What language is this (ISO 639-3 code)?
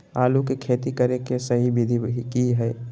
mag